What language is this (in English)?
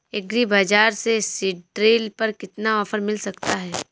Hindi